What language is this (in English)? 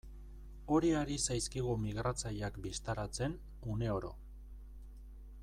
Basque